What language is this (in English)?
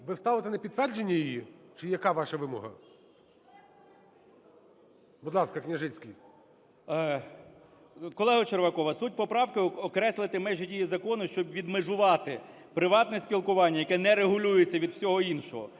Ukrainian